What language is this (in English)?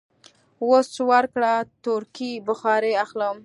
Pashto